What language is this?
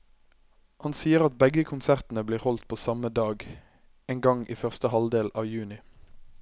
Norwegian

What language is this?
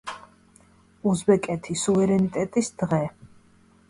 Georgian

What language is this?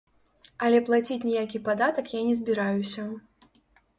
Belarusian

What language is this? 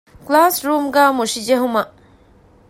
Divehi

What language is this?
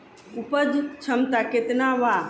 Bhojpuri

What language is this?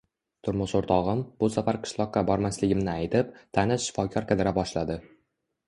Uzbek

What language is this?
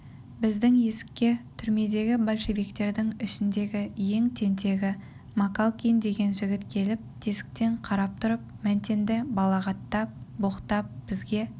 Kazakh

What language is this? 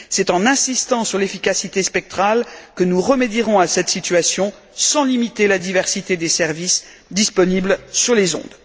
French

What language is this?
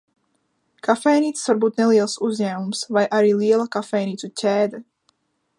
Latvian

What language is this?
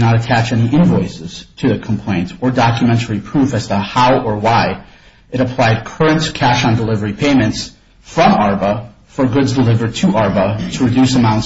English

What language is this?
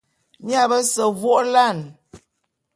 Bulu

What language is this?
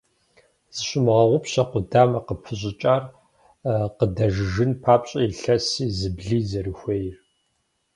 Kabardian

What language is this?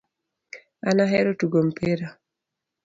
Luo (Kenya and Tanzania)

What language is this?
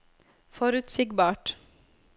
Norwegian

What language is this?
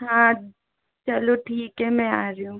Hindi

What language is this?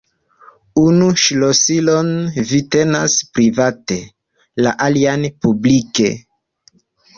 Esperanto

